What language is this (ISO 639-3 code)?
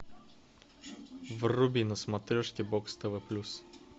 rus